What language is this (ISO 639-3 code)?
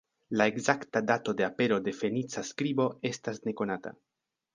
epo